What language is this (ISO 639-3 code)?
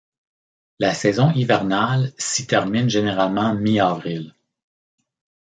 fra